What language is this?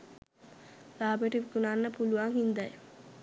Sinhala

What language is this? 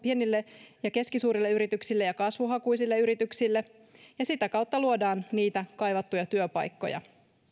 Finnish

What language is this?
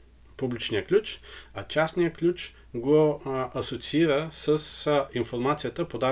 Bulgarian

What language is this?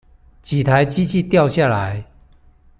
Chinese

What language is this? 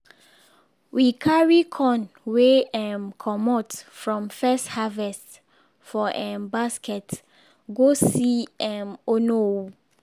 Nigerian Pidgin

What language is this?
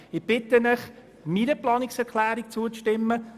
Swiss German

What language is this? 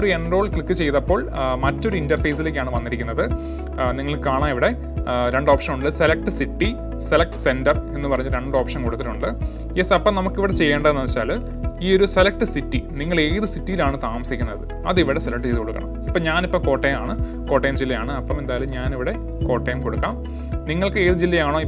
Malayalam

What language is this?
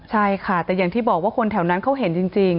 Thai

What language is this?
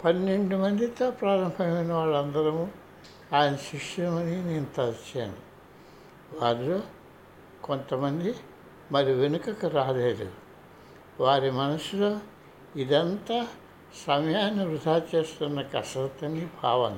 Telugu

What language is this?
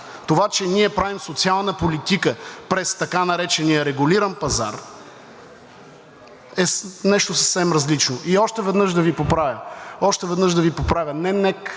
Bulgarian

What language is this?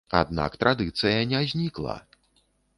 Belarusian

